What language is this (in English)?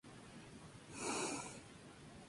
Spanish